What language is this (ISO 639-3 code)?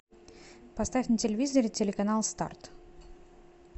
rus